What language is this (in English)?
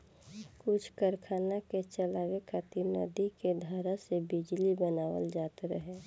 Bhojpuri